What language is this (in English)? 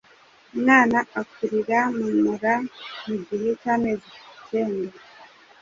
Kinyarwanda